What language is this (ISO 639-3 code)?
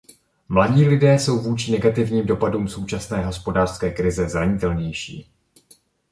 ces